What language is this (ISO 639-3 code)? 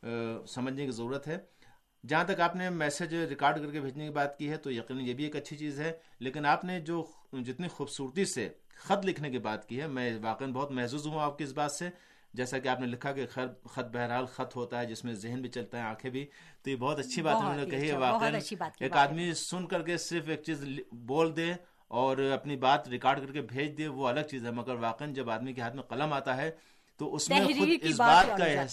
urd